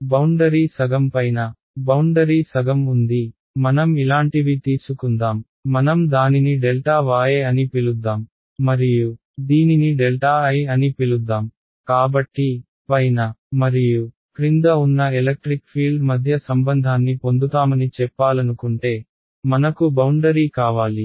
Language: Telugu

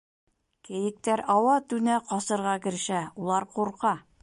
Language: Bashkir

